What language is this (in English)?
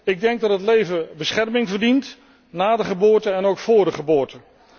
Dutch